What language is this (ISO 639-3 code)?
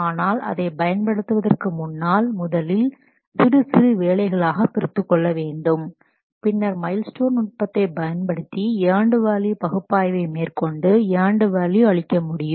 tam